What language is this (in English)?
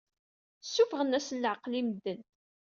Kabyle